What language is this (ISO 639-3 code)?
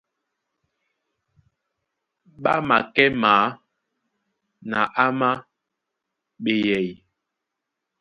dua